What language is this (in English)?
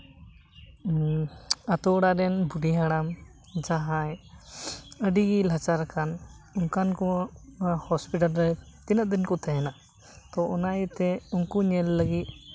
Santali